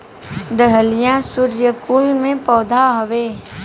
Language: Bhojpuri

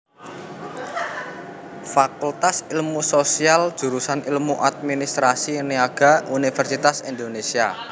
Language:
Javanese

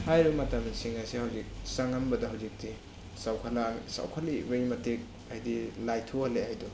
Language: Manipuri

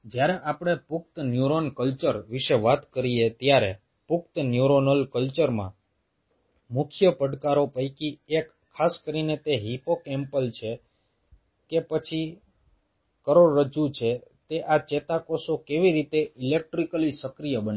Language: Gujarati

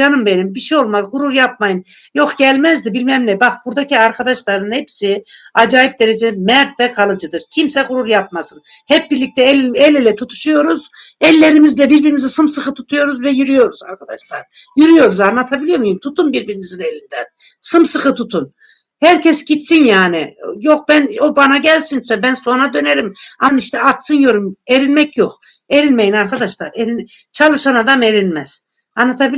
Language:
Turkish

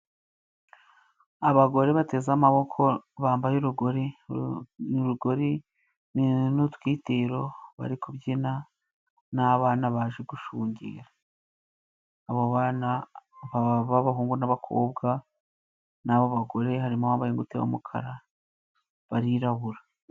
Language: Kinyarwanda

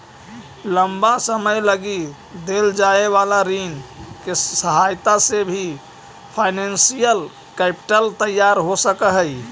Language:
Magahi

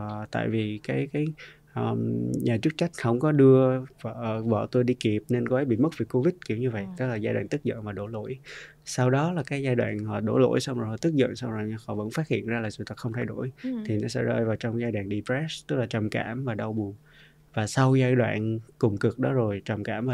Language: Vietnamese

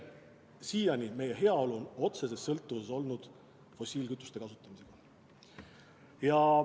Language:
Estonian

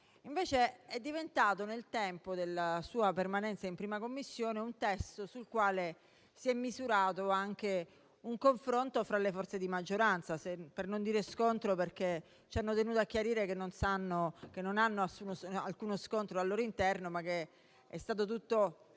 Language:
Italian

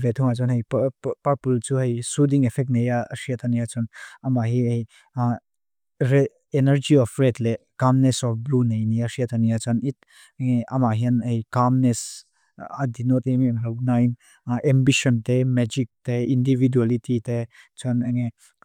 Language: Mizo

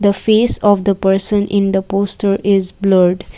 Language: English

